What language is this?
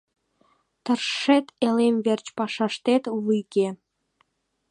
Mari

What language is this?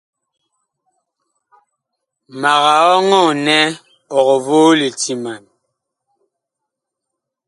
Bakoko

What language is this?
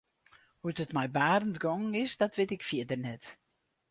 Western Frisian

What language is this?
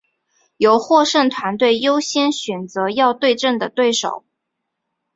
Chinese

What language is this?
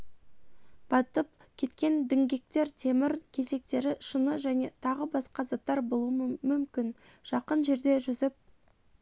Kazakh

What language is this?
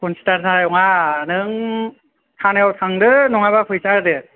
Bodo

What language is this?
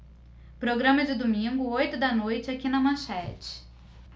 Portuguese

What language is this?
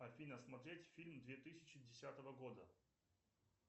Russian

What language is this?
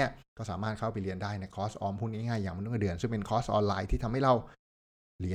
Thai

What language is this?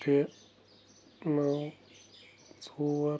Kashmiri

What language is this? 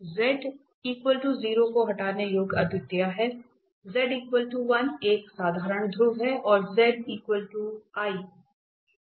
Hindi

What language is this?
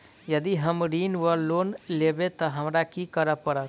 Maithili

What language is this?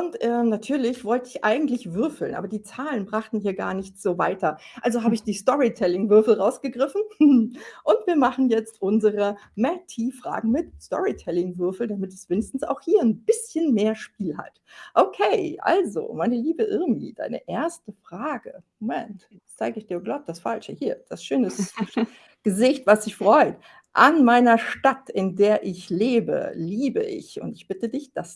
German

